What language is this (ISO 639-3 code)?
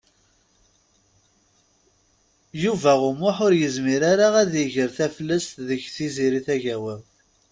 kab